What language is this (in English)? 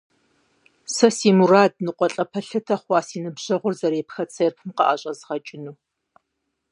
Kabardian